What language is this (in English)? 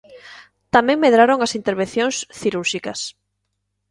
Galician